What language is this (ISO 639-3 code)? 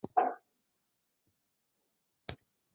zho